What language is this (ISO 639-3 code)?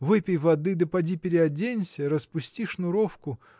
rus